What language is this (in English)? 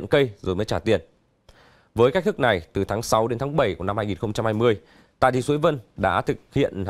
Vietnamese